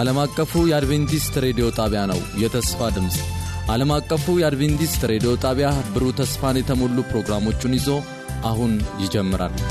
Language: Amharic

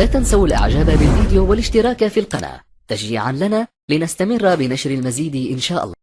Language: Arabic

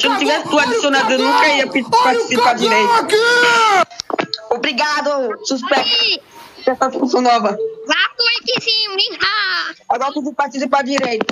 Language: Portuguese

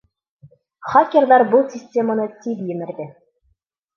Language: Bashkir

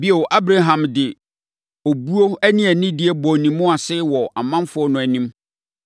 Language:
Akan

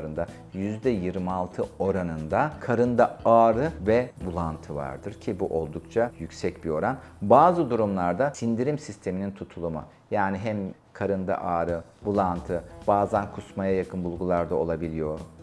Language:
Turkish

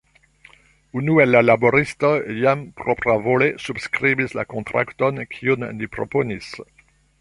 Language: Esperanto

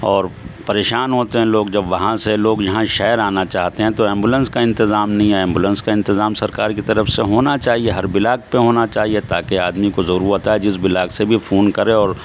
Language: Urdu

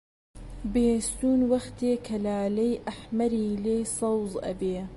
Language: Central Kurdish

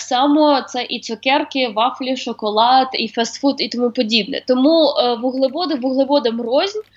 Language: Ukrainian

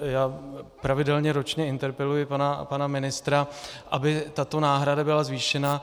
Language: Czech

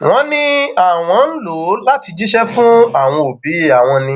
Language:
Yoruba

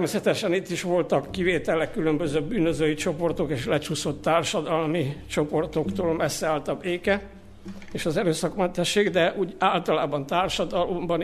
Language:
Hungarian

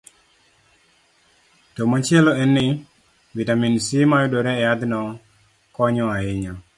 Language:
Luo (Kenya and Tanzania)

